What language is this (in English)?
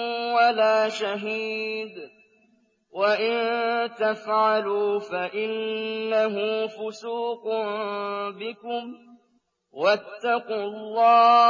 Arabic